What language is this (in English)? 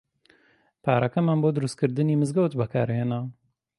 Central Kurdish